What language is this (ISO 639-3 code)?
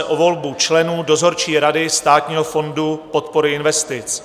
ces